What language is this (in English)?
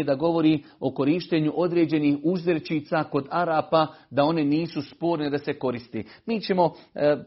Croatian